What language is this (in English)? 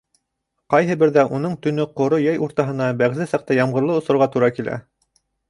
Bashkir